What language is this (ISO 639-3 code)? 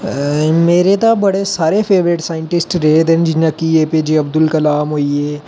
doi